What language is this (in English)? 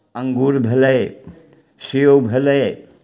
Maithili